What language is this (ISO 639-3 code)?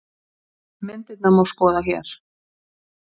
isl